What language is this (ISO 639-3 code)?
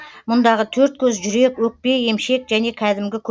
kaz